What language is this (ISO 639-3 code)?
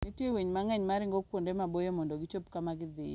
luo